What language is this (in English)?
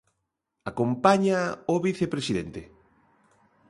Galician